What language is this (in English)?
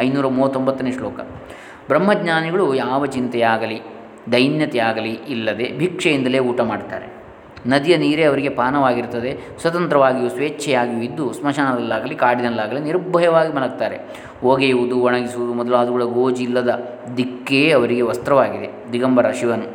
Kannada